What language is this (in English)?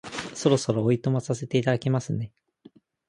Japanese